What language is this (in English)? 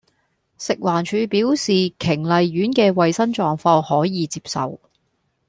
Cantonese